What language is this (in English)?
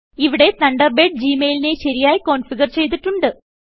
Malayalam